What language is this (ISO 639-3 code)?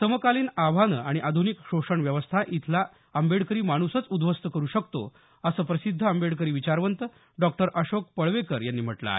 mar